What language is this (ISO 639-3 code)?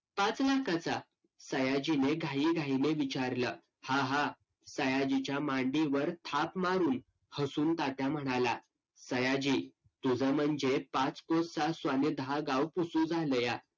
mar